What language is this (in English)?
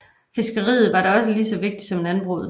Danish